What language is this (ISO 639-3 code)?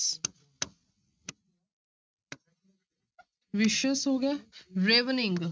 pan